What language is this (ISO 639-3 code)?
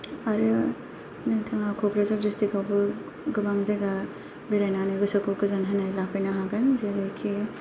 brx